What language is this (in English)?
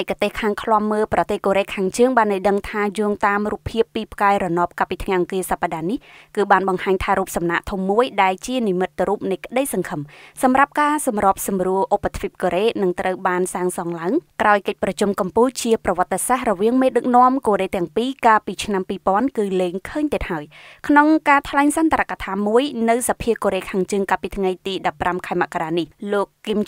Thai